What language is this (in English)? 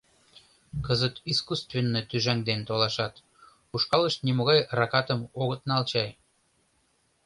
Mari